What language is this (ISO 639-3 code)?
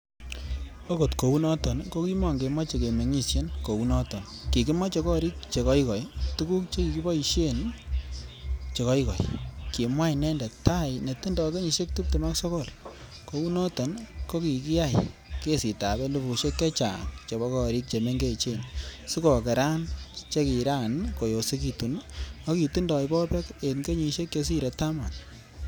kln